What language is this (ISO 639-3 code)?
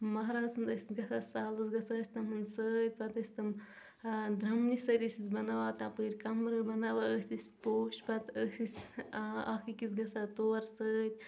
kas